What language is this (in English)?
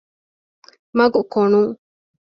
Divehi